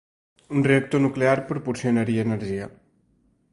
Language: Catalan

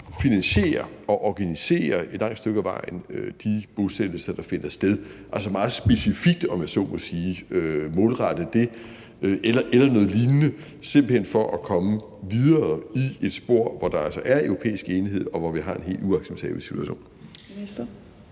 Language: Danish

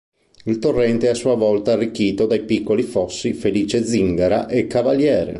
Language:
Italian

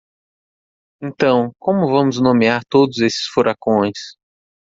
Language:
Portuguese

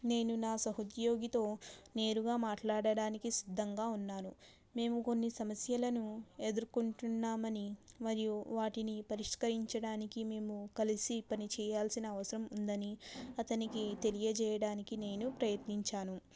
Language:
Telugu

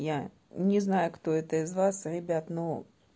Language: Russian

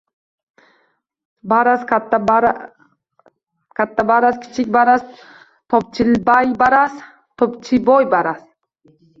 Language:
Uzbek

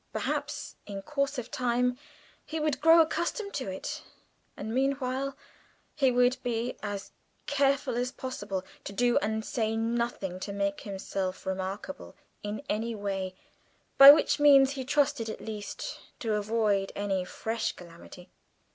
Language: English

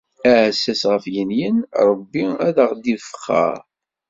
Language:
Kabyle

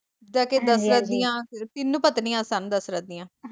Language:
Punjabi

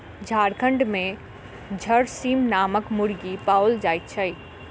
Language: Maithili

